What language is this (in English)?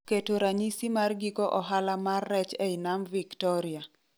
Luo (Kenya and Tanzania)